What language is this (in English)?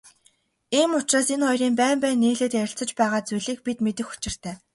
Mongolian